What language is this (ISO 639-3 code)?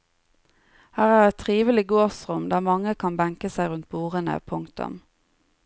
nor